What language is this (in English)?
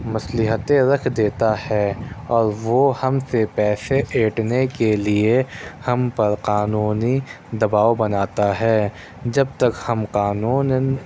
Urdu